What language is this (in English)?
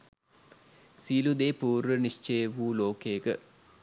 Sinhala